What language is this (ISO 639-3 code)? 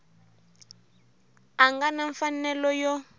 tso